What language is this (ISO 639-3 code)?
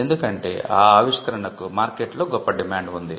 tel